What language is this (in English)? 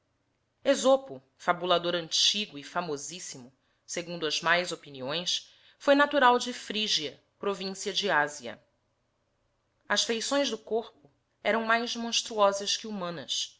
Portuguese